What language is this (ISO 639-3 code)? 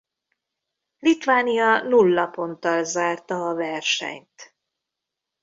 hun